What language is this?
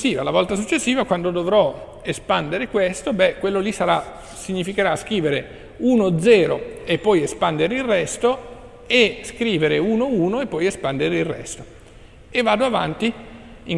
Italian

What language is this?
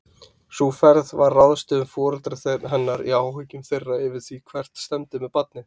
Icelandic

